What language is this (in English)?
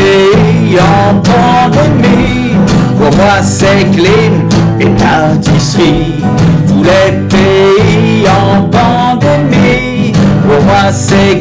French